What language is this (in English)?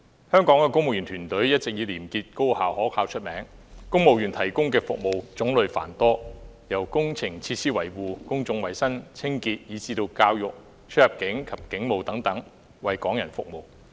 Cantonese